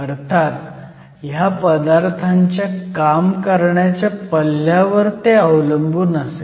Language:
Marathi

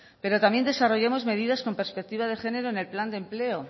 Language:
Spanish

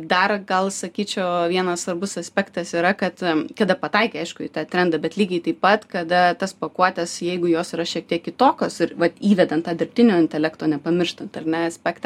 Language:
Lithuanian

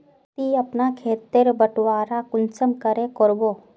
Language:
Magahi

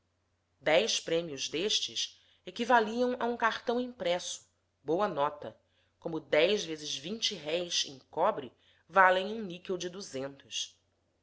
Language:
Portuguese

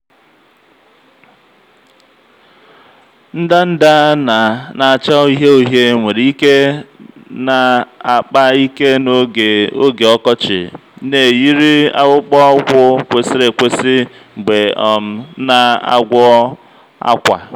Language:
Igbo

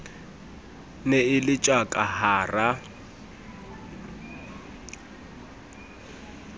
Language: Southern Sotho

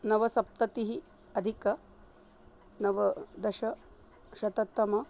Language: Sanskrit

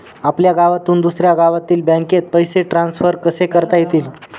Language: Marathi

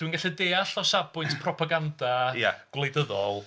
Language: Welsh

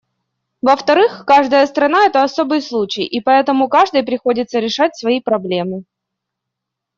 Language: Russian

